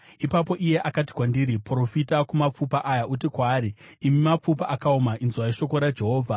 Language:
Shona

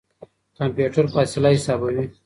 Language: Pashto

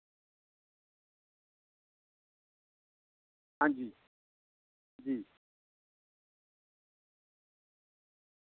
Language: Dogri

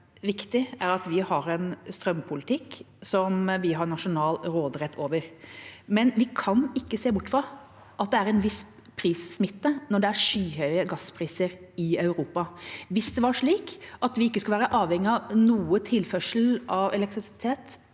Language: Norwegian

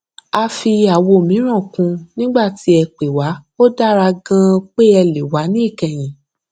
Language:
Yoruba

